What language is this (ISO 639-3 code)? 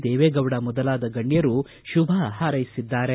kan